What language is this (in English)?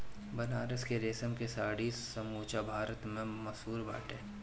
Bhojpuri